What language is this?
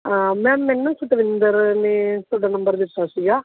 Punjabi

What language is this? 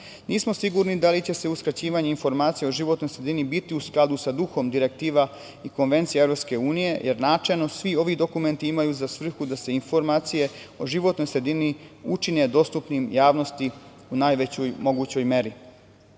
Serbian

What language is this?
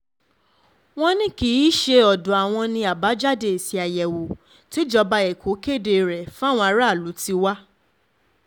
Yoruba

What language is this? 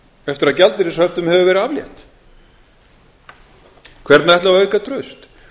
Icelandic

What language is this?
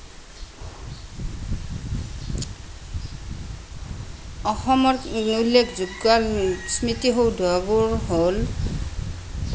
Assamese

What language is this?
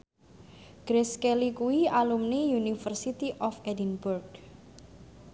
Javanese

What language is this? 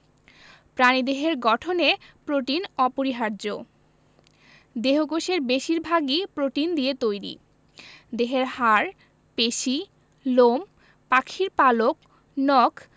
Bangla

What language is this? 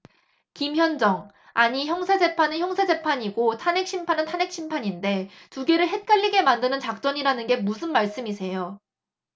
Korean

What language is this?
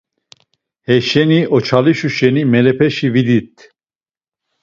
Laz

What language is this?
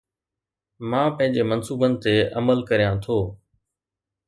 Sindhi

